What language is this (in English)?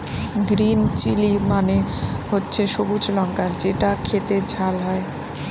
Bangla